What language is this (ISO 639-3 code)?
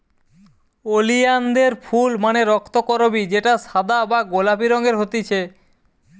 ben